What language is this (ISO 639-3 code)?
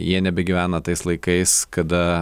lit